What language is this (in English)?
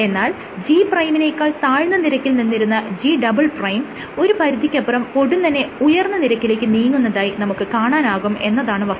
Malayalam